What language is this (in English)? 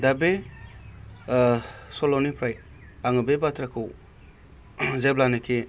Bodo